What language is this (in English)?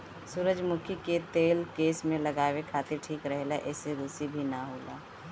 Bhojpuri